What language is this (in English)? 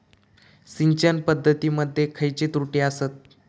Marathi